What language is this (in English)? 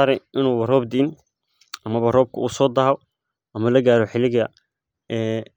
Somali